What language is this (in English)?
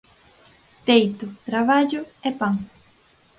Galician